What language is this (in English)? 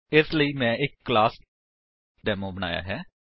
Punjabi